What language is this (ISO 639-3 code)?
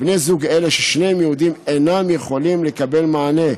heb